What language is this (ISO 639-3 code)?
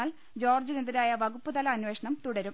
mal